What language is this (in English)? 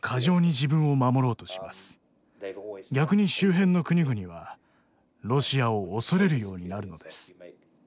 Japanese